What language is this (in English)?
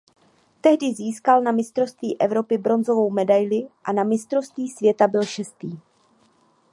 Czech